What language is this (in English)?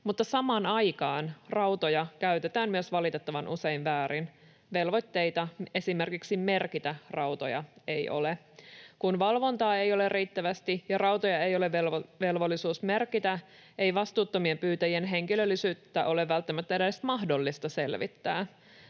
Finnish